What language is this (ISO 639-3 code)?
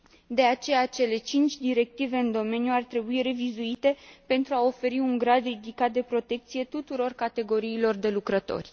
ron